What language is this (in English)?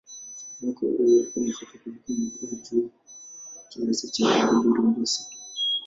Swahili